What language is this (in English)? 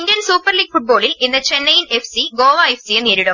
Malayalam